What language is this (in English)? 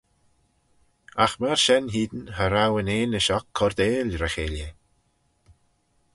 Manx